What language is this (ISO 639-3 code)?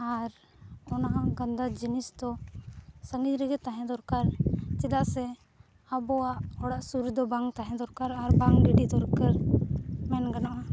sat